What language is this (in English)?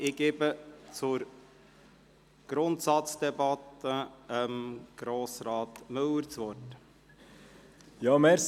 Swiss German